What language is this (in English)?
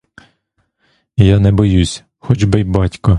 Ukrainian